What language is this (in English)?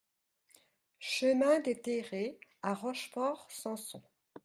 French